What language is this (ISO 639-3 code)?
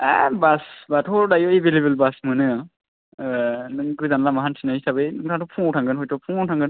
brx